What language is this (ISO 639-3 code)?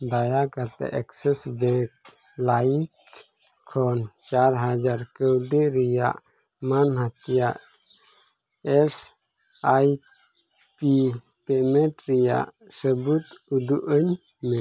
sat